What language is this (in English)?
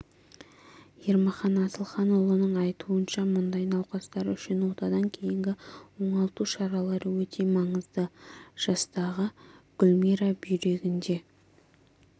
Kazakh